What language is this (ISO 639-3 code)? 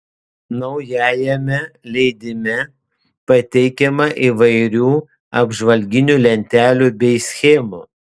lit